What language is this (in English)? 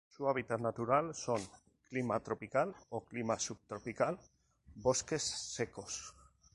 Spanish